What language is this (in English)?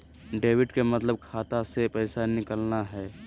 Magahi